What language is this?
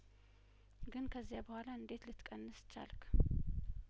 Amharic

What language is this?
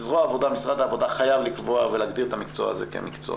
Hebrew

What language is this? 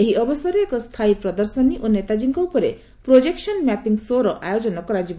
Odia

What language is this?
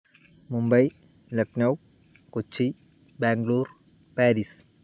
Malayalam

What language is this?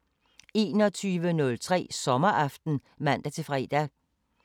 Danish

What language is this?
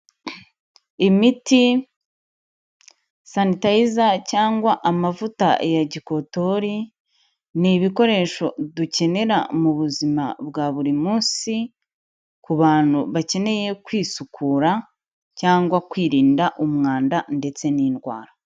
Kinyarwanda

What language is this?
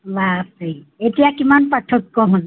Assamese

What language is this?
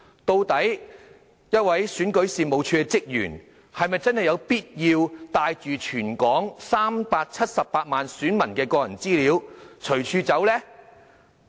Cantonese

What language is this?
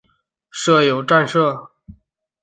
Chinese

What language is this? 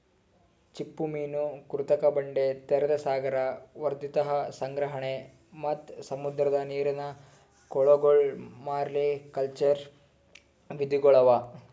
Kannada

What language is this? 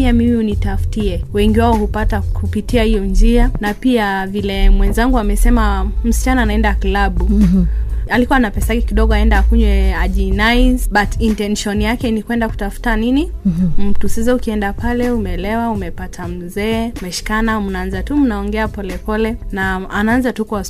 Swahili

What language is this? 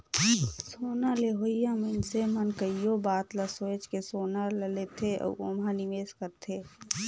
Chhattisgarhi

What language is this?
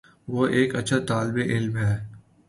Urdu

